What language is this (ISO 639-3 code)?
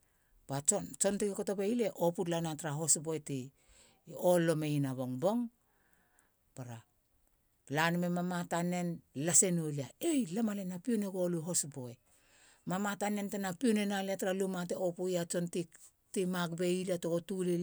hla